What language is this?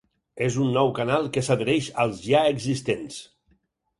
Catalan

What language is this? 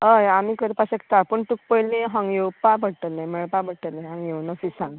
Konkani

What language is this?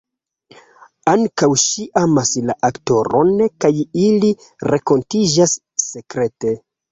Esperanto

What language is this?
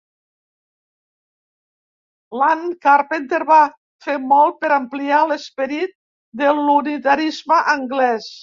Catalan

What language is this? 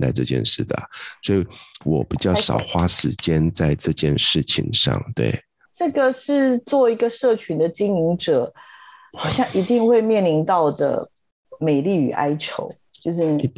Chinese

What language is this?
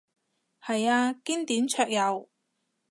Cantonese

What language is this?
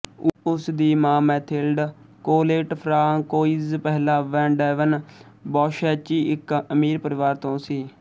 Punjabi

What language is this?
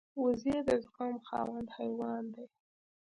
Pashto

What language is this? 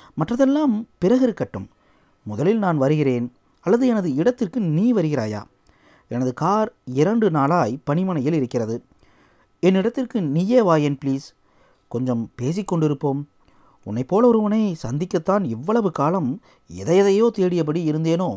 Tamil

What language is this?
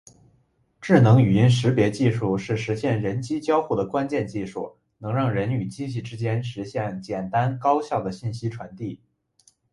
Chinese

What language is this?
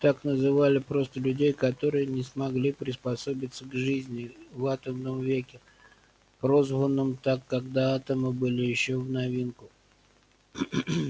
Russian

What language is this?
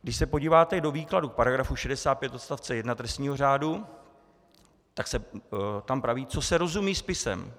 Czech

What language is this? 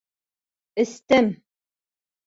Bashkir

